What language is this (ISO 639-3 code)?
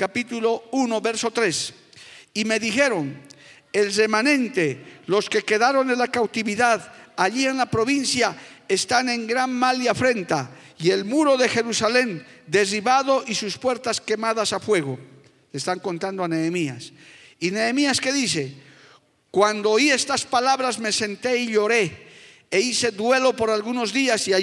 spa